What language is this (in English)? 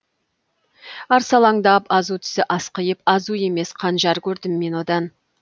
Kazakh